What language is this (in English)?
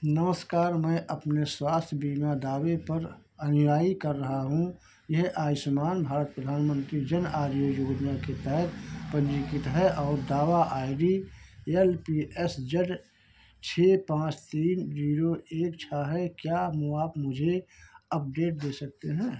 Hindi